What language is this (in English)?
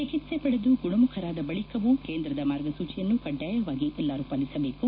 Kannada